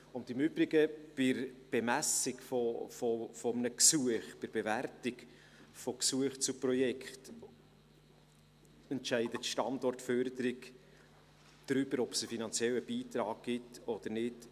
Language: Swiss German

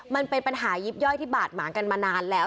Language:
Thai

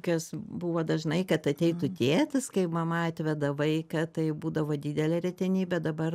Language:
Lithuanian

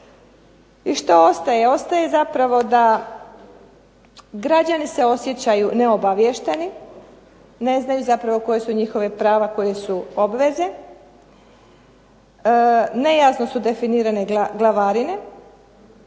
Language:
Croatian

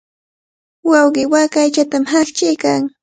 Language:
Cajatambo North Lima Quechua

